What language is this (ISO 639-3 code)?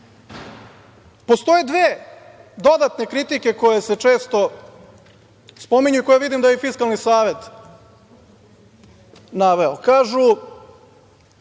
srp